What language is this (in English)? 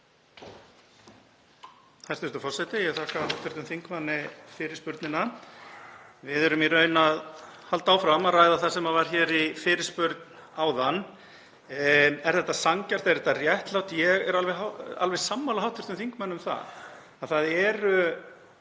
Icelandic